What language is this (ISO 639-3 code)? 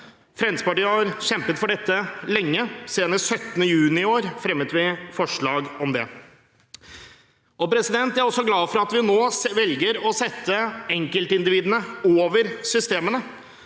nor